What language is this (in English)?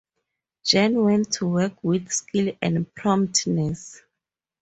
English